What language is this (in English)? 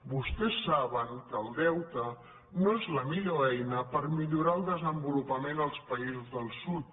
Catalan